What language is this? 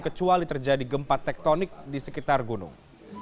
Indonesian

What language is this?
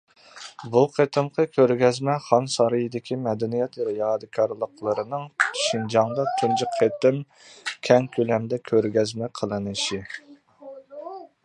Uyghur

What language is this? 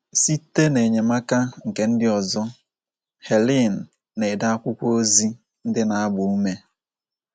Igbo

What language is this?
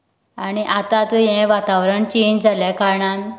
Konkani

